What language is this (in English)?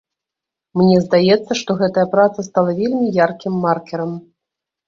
Belarusian